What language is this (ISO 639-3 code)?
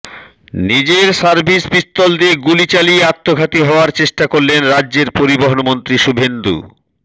ben